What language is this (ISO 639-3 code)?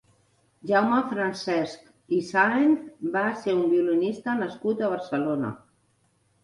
cat